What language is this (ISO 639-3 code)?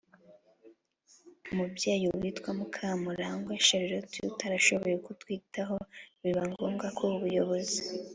kin